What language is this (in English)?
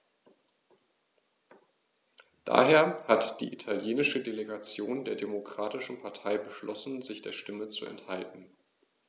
German